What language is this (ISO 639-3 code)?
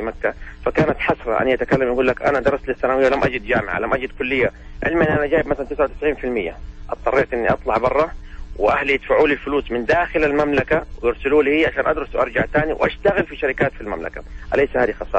ara